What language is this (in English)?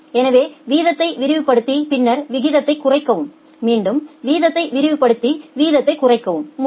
Tamil